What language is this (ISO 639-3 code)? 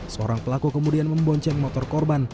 ind